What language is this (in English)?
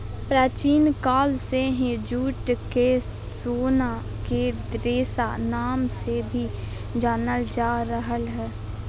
Magahi